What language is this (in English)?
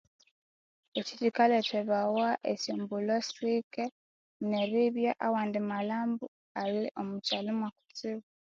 Konzo